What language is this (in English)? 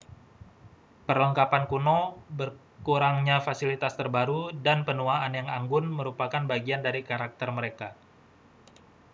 Indonesian